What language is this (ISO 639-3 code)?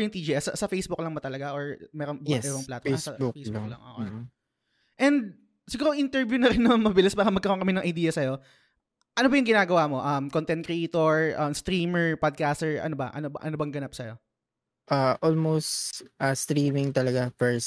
fil